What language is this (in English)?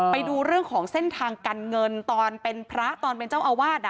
Thai